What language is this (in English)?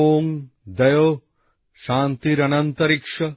Bangla